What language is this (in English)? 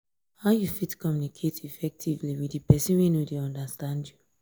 Nigerian Pidgin